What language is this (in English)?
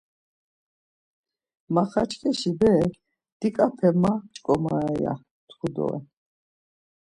Laz